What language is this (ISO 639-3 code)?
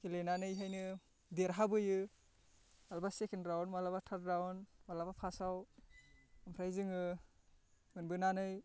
brx